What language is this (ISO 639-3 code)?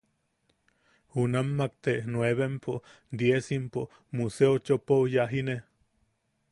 yaq